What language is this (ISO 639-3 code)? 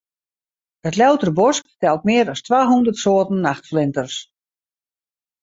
fry